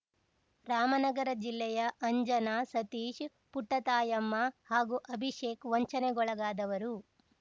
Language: Kannada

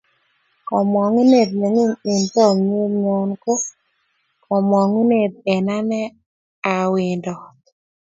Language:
Kalenjin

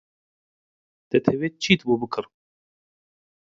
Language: Central Kurdish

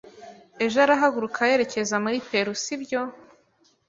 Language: Kinyarwanda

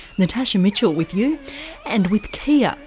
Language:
English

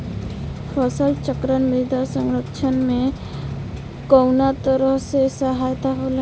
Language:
Bhojpuri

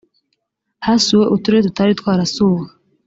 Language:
Kinyarwanda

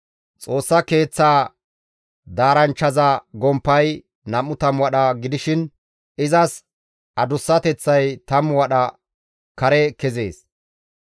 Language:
Gamo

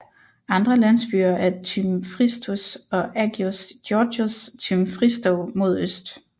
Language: Danish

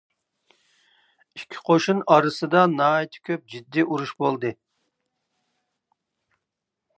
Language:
Uyghur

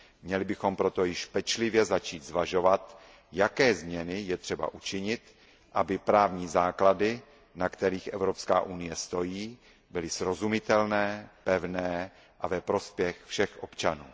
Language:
Czech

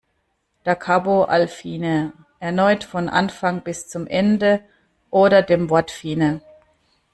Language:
German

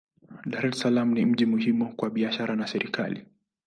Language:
Swahili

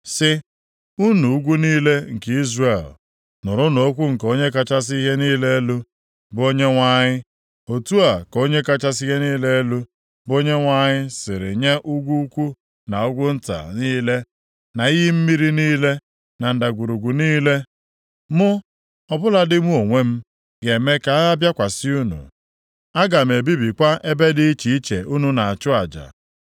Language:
Igbo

